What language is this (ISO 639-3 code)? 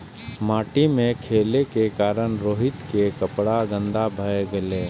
mai